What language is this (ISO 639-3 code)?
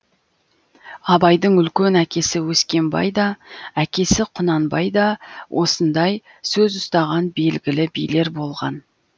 kaz